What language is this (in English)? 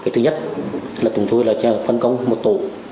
Vietnamese